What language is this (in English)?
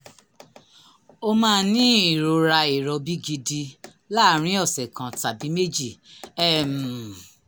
Yoruba